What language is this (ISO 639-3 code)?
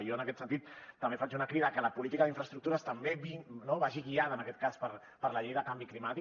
cat